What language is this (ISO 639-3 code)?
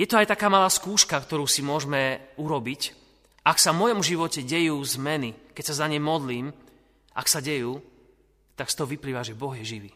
slk